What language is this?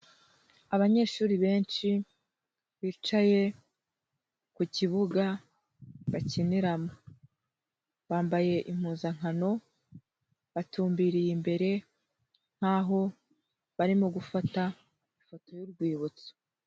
Kinyarwanda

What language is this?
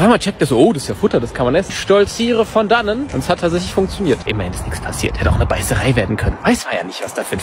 German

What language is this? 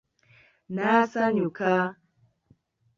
Ganda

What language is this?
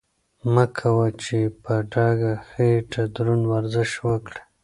Pashto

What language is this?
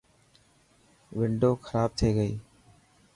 Dhatki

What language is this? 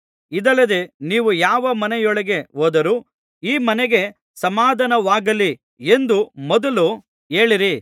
Kannada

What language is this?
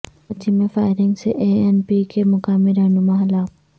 Urdu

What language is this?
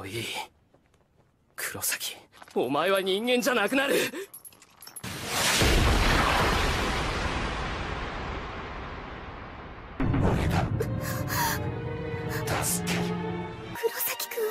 Japanese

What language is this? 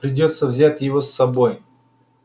Russian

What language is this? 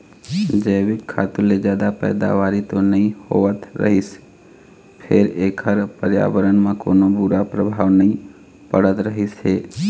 Chhattisgarhi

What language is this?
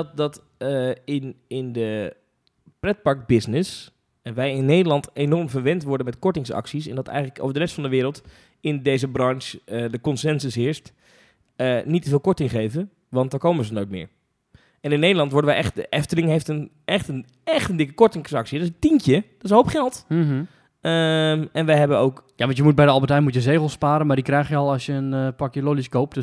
Dutch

